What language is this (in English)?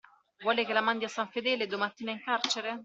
Italian